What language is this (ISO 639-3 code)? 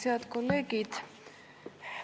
est